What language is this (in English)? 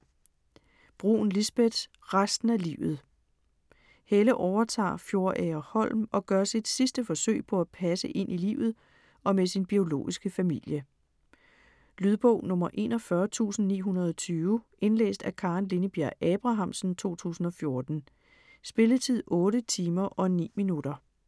Danish